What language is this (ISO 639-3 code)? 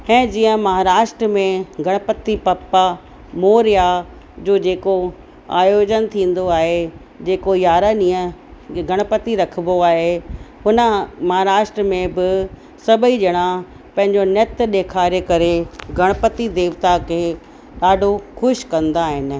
snd